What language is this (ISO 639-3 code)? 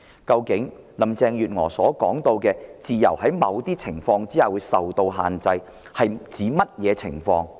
yue